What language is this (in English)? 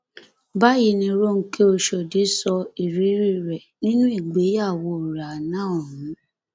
Yoruba